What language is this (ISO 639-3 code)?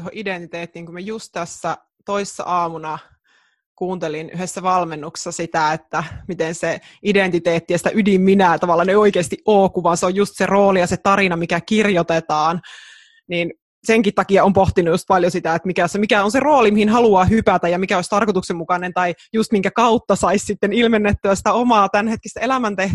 fin